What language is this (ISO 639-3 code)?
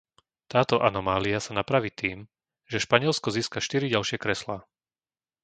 slk